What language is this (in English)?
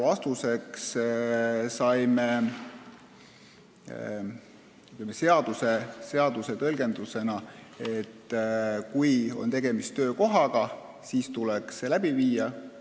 Estonian